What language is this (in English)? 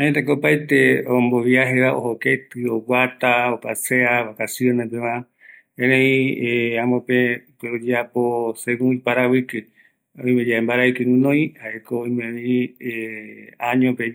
Eastern Bolivian Guaraní